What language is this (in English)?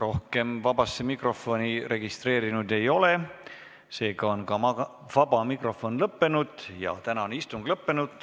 Estonian